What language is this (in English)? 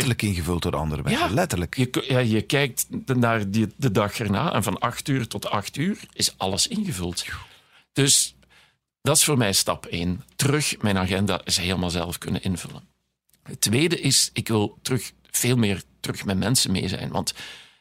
Dutch